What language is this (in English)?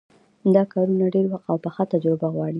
Pashto